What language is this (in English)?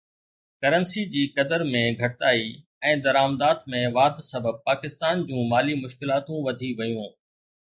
Sindhi